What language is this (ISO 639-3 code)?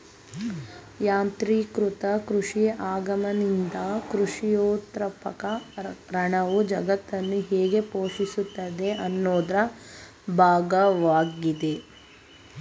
kan